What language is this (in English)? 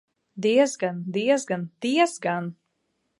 Latvian